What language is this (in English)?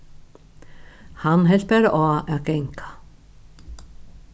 Faroese